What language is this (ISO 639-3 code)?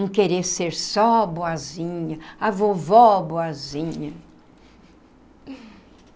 por